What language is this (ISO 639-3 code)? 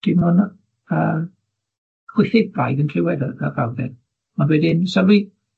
cym